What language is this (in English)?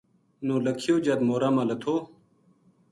Gujari